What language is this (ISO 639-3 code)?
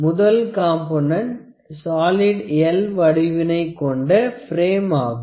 tam